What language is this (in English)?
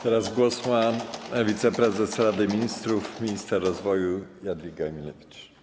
Polish